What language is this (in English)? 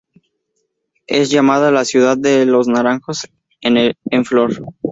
Spanish